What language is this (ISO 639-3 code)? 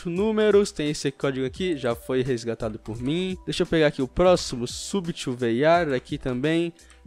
por